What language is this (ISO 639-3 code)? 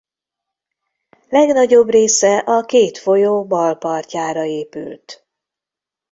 hun